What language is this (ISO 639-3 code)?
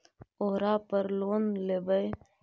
mag